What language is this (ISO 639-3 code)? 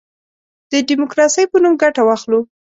pus